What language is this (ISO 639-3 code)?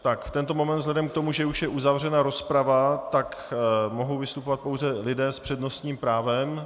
ces